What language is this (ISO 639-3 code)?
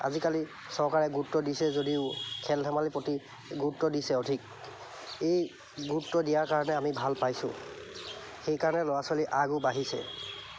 asm